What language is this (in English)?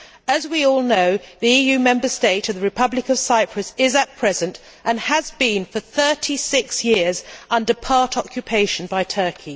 English